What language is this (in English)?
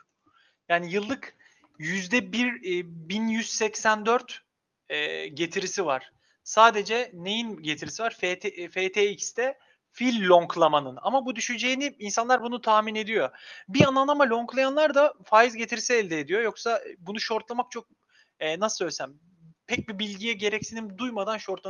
Turkish